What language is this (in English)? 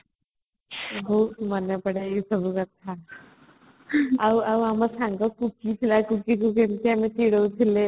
Odia